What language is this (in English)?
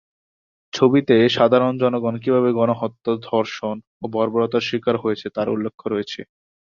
Bangla